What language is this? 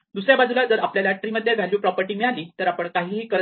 Marathi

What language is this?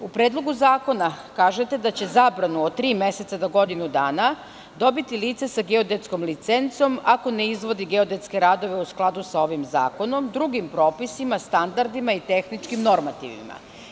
Serbian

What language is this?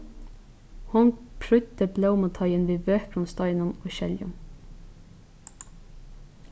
Faroese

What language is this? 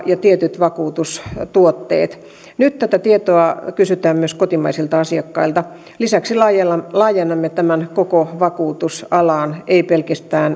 Finnish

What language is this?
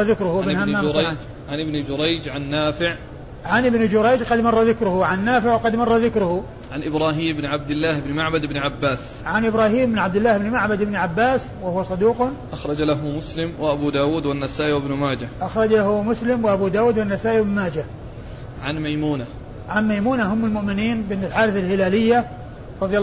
Arabic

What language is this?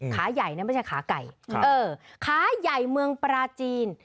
Thai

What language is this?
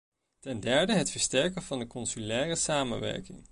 Dutch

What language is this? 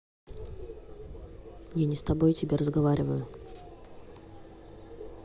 Russian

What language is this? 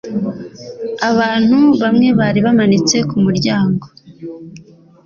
Kinyarwanda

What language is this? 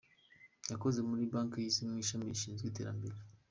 Kinyarwanda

